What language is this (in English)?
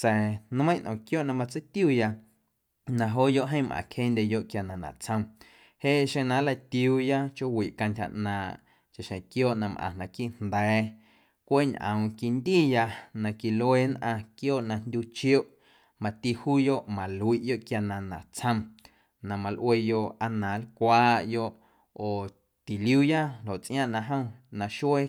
Guerrero Amuzgo